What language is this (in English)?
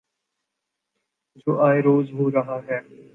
Urdu